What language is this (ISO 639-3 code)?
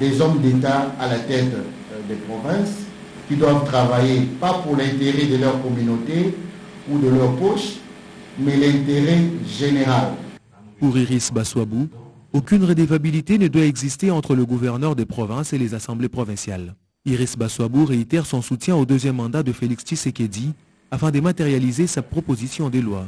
fra